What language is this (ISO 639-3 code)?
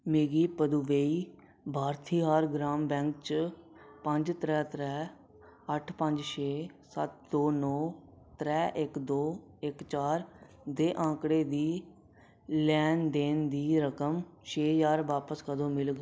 doi